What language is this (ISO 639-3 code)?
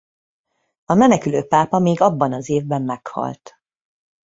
hun